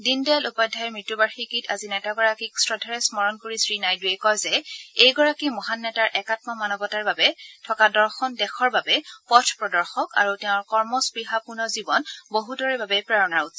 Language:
Assamese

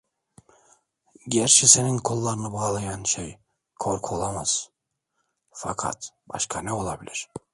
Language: Turkish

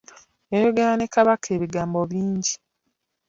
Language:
Ganda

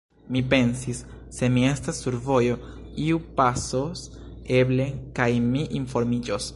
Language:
Esperanto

